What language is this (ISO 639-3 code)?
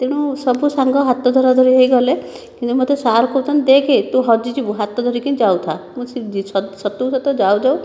ori